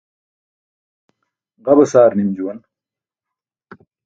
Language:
Burushaski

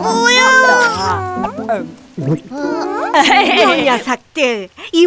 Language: Korean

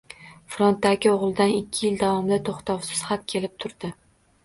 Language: Uzbek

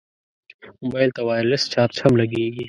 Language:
Pashto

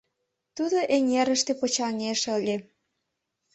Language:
Mari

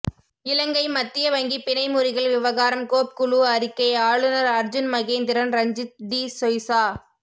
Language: Tamil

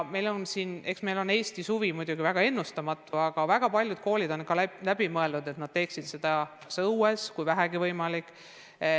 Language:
Estonian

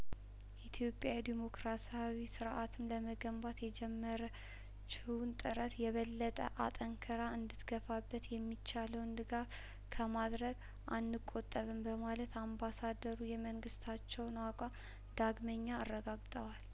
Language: Amharic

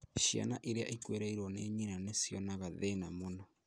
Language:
Kikuyu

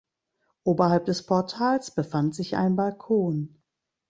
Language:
German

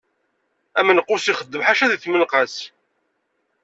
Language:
Kabyle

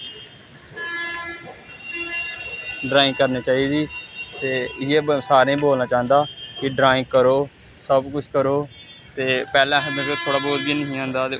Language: Dogri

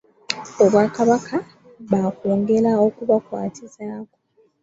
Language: Ganda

